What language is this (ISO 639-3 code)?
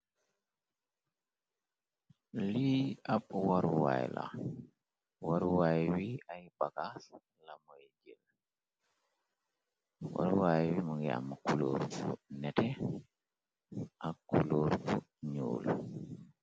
wol